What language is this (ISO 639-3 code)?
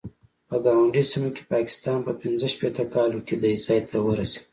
pus